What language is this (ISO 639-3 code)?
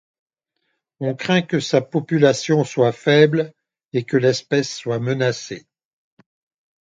fra